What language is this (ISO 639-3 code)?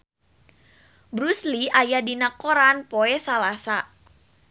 sun